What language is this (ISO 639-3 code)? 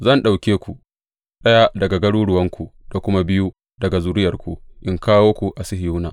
hau